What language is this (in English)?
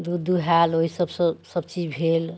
Maithili